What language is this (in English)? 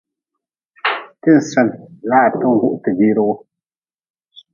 Nawdm